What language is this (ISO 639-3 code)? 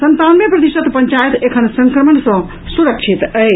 mai